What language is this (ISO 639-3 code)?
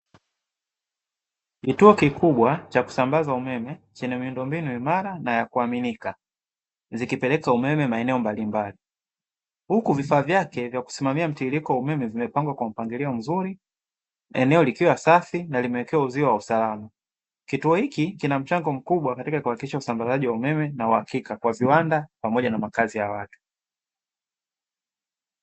swa